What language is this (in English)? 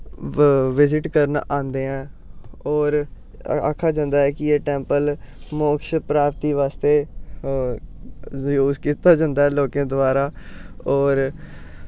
Dogri